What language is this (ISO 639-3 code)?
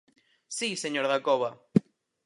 glg